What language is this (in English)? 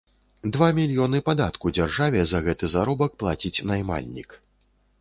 Belarusian